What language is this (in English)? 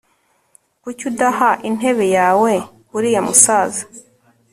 Kinyarwanda